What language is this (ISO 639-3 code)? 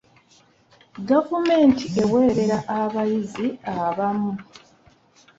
lug